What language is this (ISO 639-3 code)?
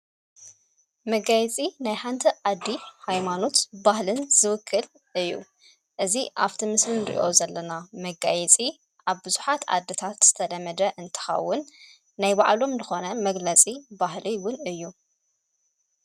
tir